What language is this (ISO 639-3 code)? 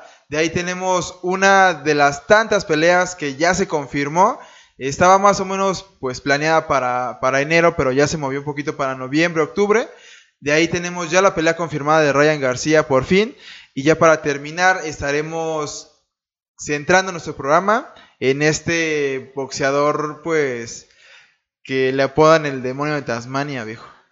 spa